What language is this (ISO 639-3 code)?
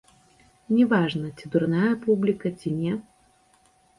bel